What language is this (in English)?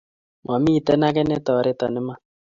Kalenjin